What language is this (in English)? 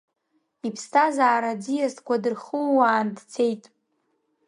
Abkhazian